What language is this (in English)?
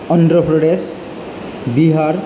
Bodo